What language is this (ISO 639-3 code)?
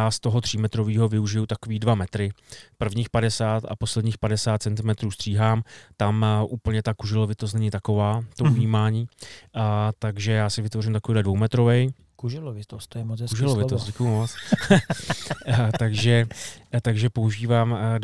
ces